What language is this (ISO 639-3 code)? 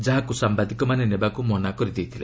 ori